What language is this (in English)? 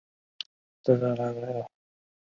Chinese